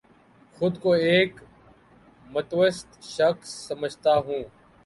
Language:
Urdu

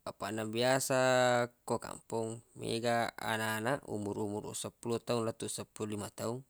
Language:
Buginese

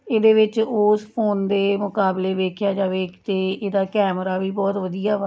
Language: Punjabi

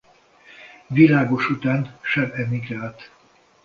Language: Hungarian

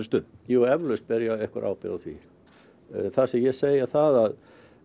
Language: Icelandic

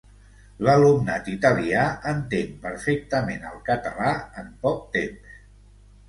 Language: Catalan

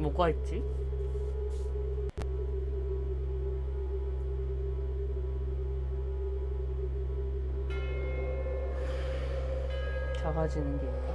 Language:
Korean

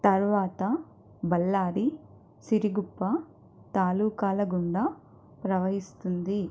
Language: Telugu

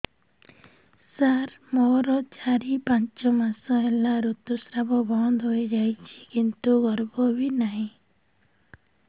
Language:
Odia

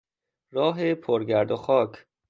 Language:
Persian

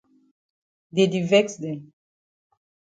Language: Cameroon Pidgin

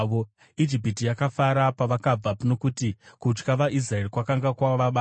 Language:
Shona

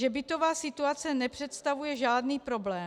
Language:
Czech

